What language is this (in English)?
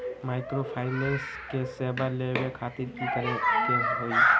Magahi